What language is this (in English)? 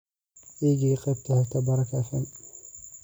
Somali